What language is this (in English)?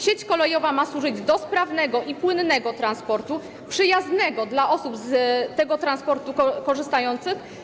Polish